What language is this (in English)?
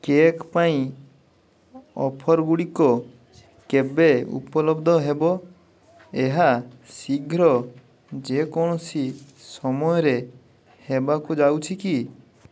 Odia